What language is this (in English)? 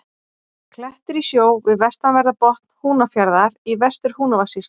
Icelandic